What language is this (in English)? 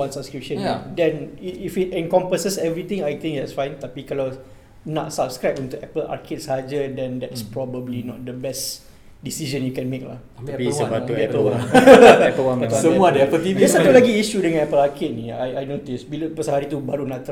Malay